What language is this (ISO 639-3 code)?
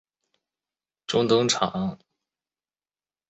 zho